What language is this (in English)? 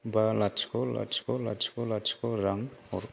Bodo